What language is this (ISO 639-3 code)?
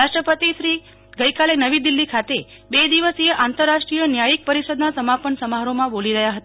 guj